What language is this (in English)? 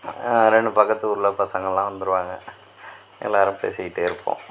Tamil